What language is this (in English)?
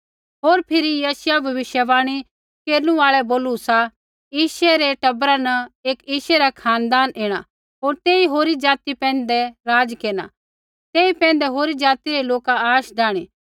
Kullu Pahari